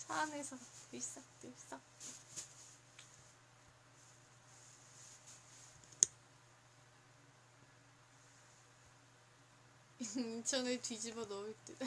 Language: Korean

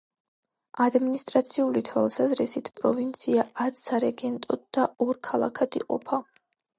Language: Georgian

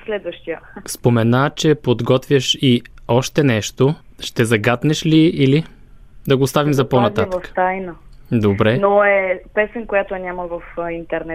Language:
Bulgarian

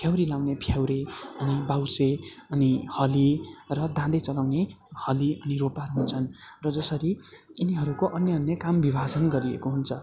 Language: Nepali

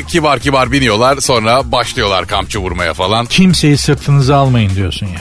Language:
Turkish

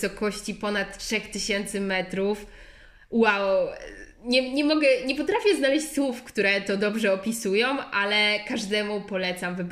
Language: Polish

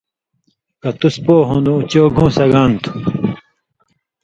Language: Indus Kohistani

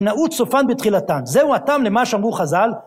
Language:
Hebrew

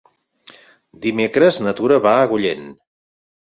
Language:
Catalan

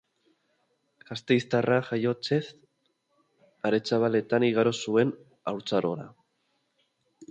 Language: Basque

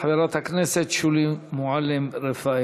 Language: Hebrew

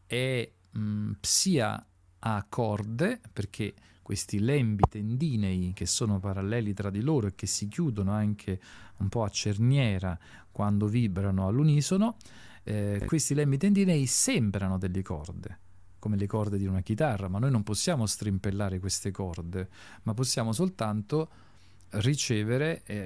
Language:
Italian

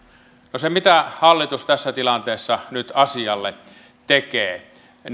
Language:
Finnish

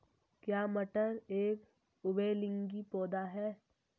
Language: Hindi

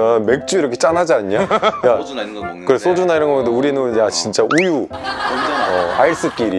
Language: Korean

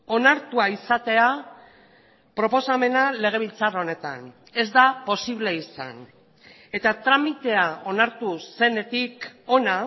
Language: Basque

